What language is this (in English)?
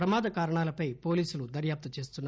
Telugu